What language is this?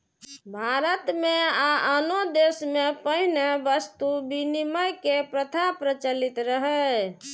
Maithili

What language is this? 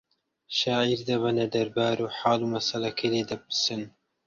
Central Kurdish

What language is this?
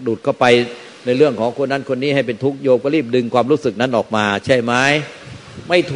Thai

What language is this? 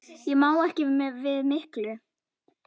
Icelandic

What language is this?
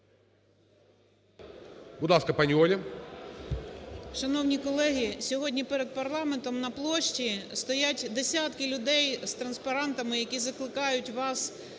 Ukrainian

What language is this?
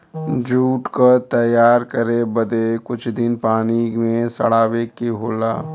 Bhojpuri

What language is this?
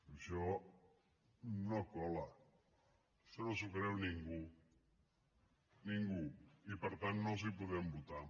Catalan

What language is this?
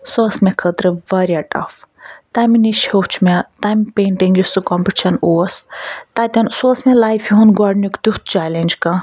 Kashmiri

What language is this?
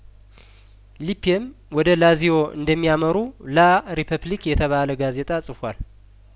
Amharic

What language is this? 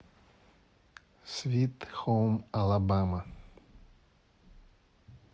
Russian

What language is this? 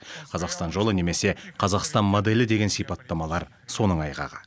Kazakh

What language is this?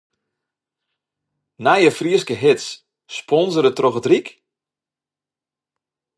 Western Frisian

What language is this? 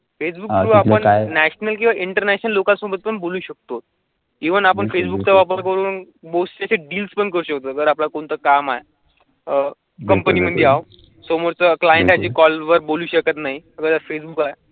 Marathi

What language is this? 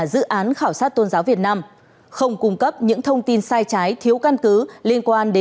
Vietnamese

